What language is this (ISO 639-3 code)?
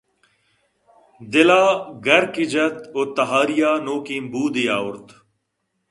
bgp